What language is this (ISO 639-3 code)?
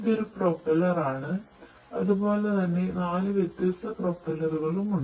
mal